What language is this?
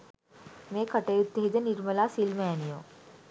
Sinhala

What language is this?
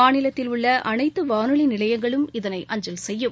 Tamil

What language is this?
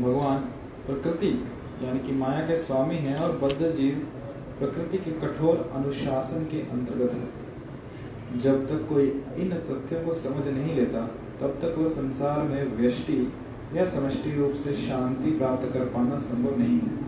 Hindi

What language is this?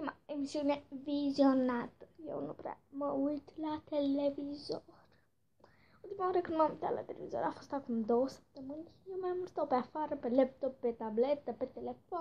Romanian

